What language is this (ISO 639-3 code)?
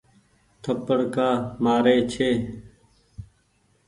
gig